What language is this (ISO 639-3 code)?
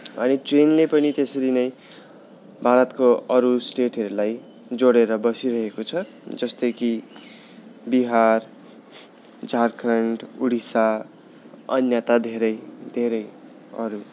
nep